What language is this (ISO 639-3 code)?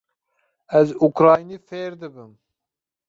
kur